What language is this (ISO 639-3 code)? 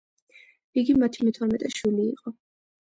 kat